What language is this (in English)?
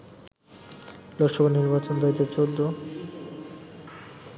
Bangla